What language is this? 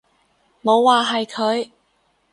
Cantonese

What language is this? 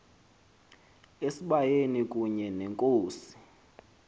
Xhosa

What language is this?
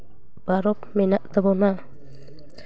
Santali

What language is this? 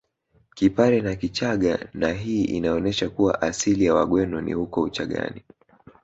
Swahili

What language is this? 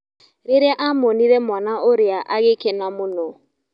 Kikuyu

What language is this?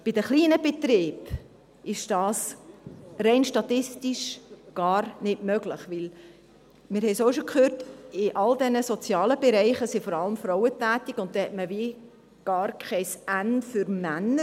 Swiss German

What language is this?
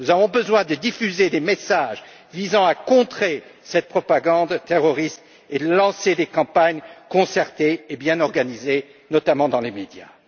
French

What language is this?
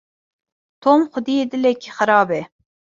Kurdish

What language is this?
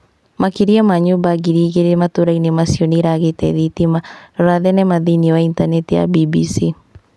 Kikuyu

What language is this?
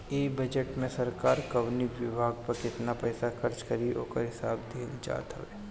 Bhojpuri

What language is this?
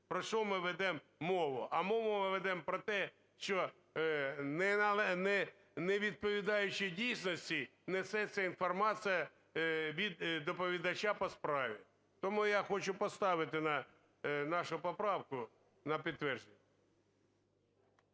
Ukrainian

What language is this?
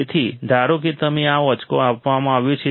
Gujarati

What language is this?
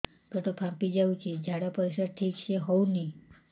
Odia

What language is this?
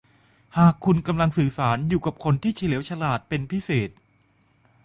Thai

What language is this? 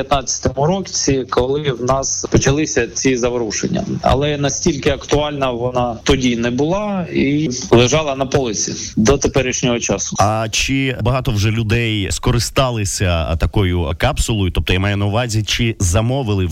Ukrainian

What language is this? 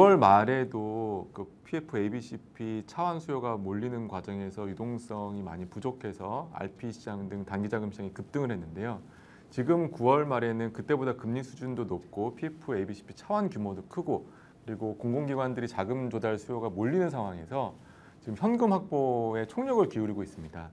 Korean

